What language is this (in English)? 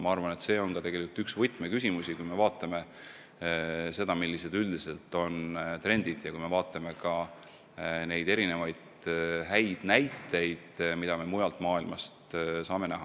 Estonian